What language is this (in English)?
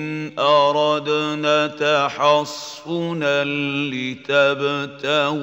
Arabic